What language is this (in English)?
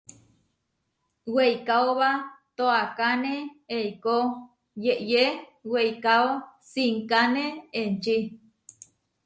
Huarijio